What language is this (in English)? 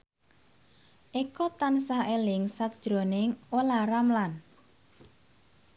Javanese